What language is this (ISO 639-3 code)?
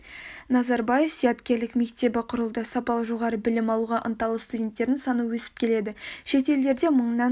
kaz